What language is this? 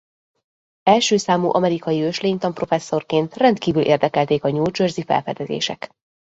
Hungarian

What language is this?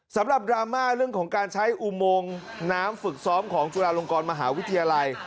Thai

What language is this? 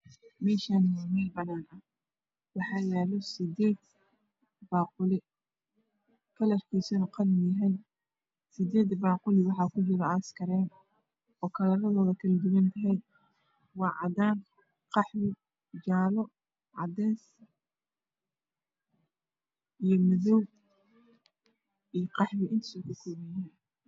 Somali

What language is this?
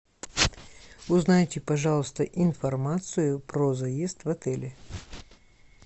Russian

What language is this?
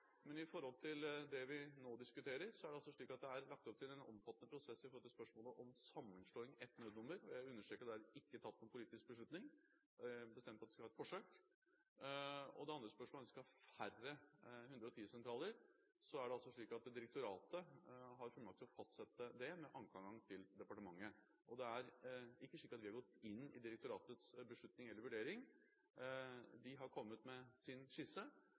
Norwegian Bokmål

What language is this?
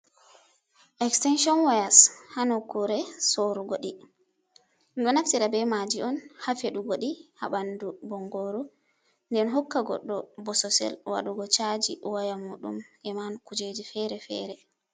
Fula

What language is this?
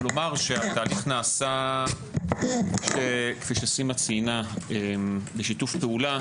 Hebrew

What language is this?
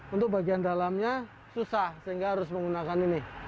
Indonesian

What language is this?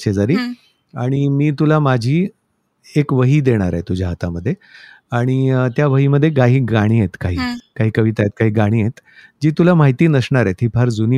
Marathi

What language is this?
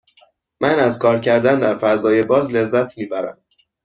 Persian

